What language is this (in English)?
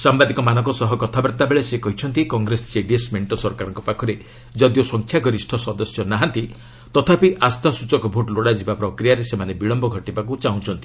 Odia